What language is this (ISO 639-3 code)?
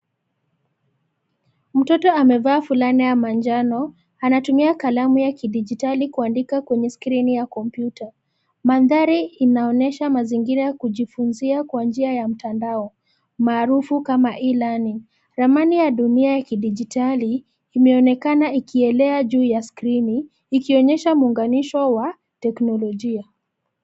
swa